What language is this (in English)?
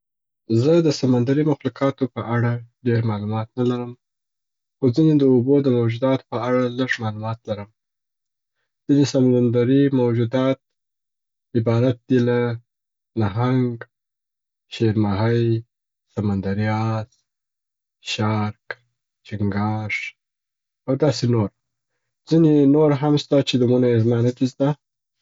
Southern Pashto